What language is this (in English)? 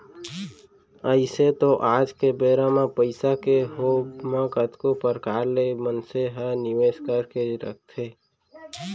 Chhattisgarhi